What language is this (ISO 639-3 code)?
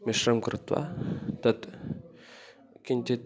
san